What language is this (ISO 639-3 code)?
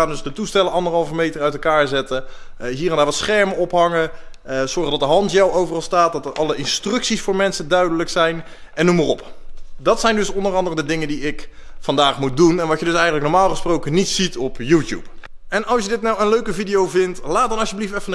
nld